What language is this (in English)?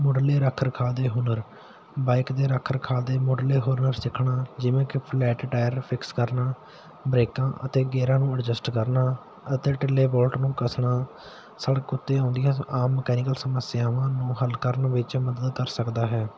Punjabi